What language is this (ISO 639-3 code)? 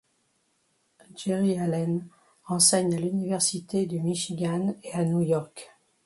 fra